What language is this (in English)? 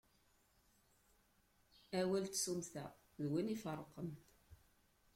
Kabyle